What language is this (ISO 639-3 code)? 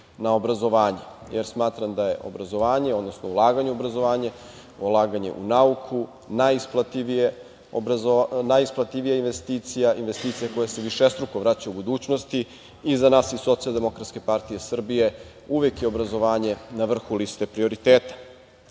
srp